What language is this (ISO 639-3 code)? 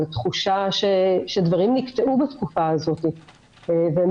heb